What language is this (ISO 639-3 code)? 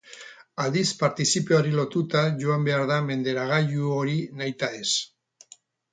eus